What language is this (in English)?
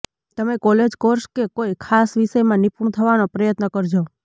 Gujarati